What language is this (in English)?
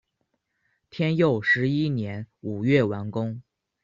Chinese